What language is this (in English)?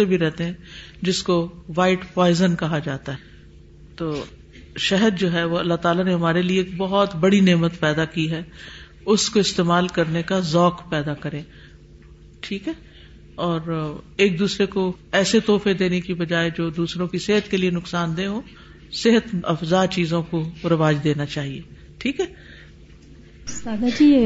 Urdu